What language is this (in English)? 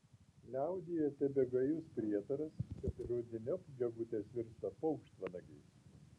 Lithuanian